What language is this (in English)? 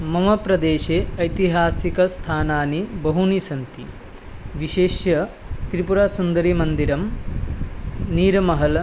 Sanskrit